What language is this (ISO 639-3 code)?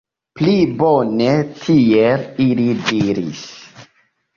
epo